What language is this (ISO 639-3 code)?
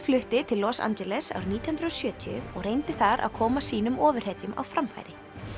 isl